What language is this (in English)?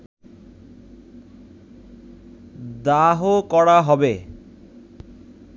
Bangla